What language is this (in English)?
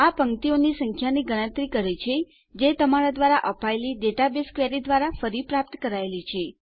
Gujarati